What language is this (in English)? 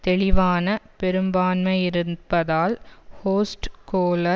Tamil